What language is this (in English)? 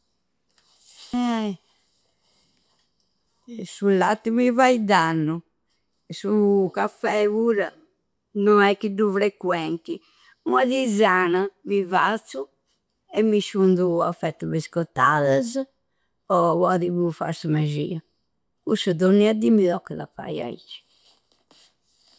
Campidanese Sardinian